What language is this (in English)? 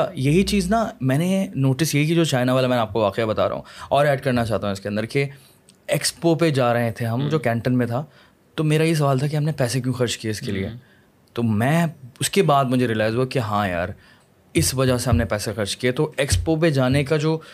Urdu